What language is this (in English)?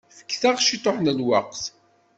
Kabyle